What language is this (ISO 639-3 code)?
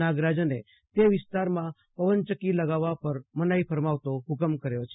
guj